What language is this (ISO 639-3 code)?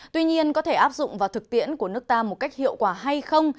vie